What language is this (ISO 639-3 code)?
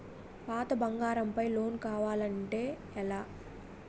tel